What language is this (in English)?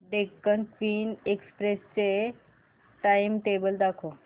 Marathi